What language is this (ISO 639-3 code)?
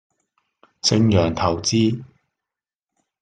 yue